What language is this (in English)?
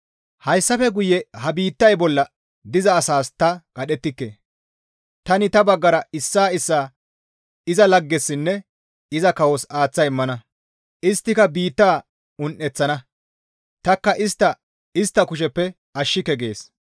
Gamo